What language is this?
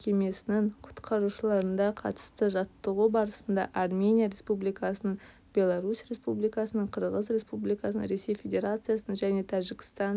Kazakh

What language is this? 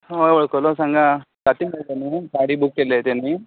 Konkani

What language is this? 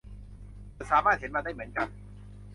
Thai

